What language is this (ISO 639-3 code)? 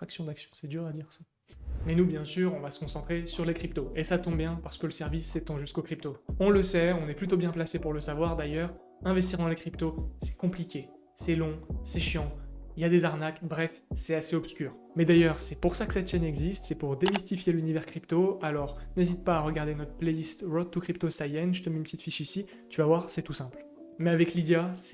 fra